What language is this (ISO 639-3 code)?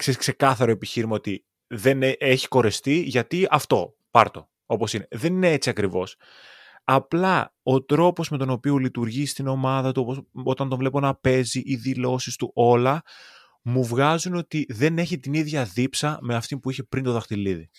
ell